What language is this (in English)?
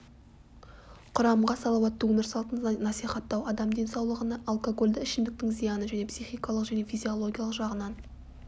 Kazakh